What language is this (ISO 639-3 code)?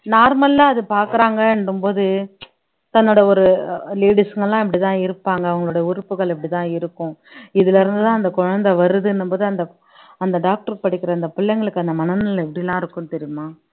tam